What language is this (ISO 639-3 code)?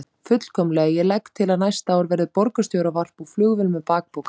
isl